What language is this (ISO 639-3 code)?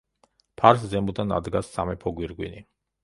kat